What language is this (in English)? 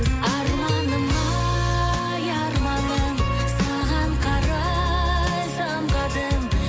Kazakh